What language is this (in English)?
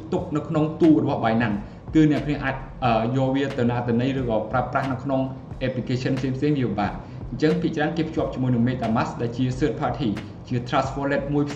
Thai